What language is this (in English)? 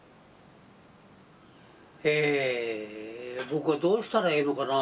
Japanese